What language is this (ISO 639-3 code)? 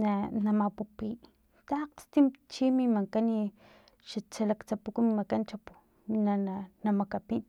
tlp